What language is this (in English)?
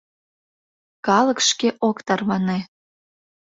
Mari